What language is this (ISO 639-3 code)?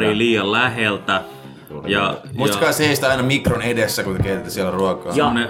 fin